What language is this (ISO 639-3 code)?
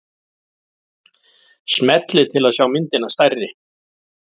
isl